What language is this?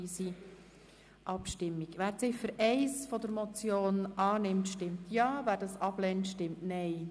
Swiss German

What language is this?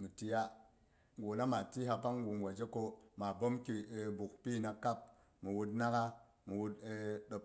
Boghom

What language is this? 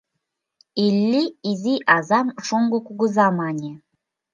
Mari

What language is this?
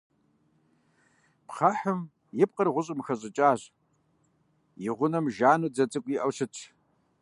Kabardian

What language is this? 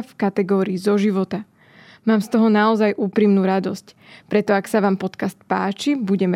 Slovak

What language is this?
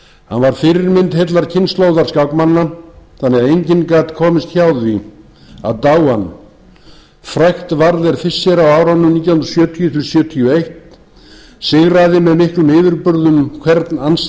Icelandic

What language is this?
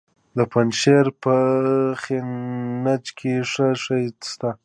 Pashto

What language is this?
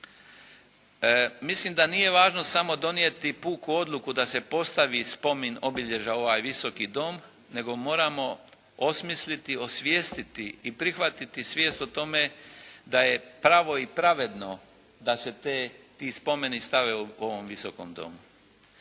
Croatian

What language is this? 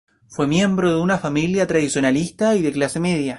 Spanish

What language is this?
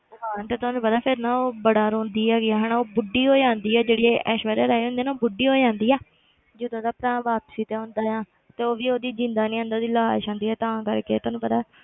Punjabi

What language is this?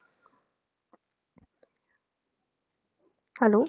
Punjabi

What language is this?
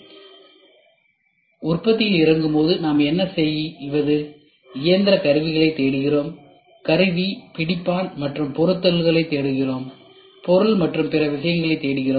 Tamil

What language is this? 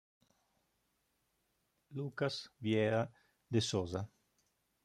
Italian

